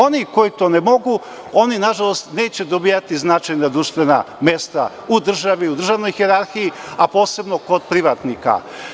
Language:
Serbian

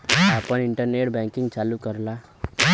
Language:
Bhojpuri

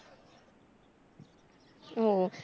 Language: Marathi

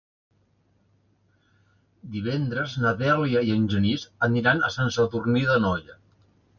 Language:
Catalan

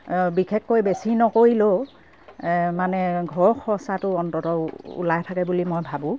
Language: Assamese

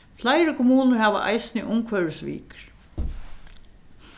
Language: Faroese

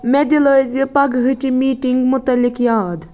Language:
Kashmiri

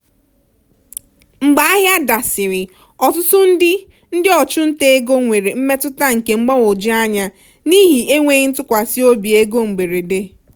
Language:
Igbo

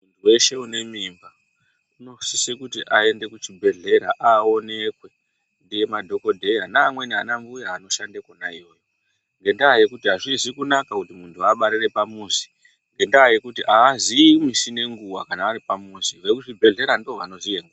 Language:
Ndau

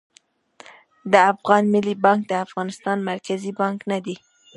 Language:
Pashto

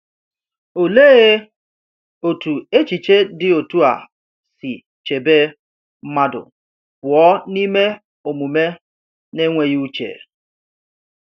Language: Igbo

